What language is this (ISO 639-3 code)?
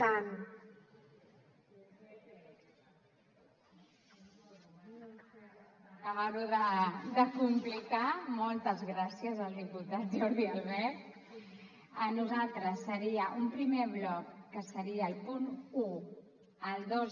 cat